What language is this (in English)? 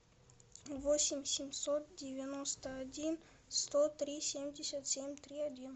Russian